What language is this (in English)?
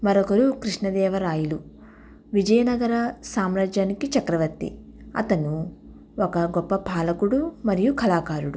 Telugu